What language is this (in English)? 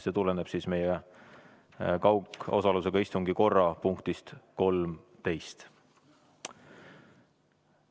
Estonian